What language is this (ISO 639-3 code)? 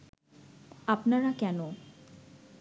ben